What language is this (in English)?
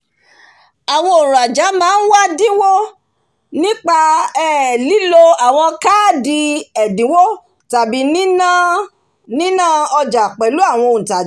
Yoruba